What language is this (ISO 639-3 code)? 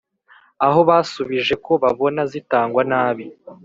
kin